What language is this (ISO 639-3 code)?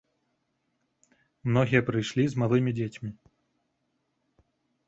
bel